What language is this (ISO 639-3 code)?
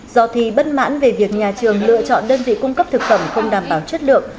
vie